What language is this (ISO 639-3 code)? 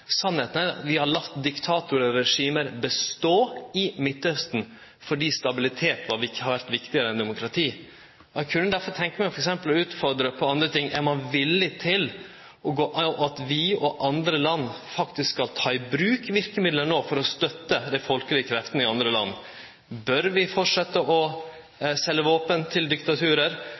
nno